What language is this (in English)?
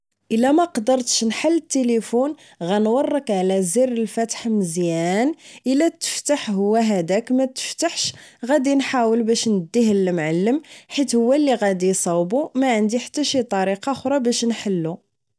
Moroccan Arabic